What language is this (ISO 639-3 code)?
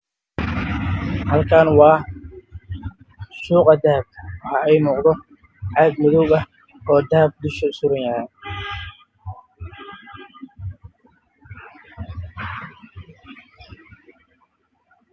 som